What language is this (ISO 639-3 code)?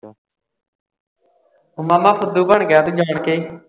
pan